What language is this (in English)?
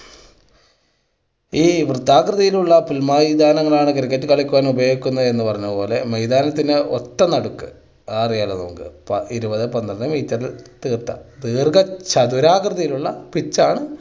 Malayalam